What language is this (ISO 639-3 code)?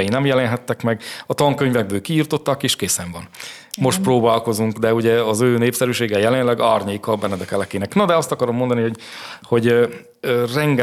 hun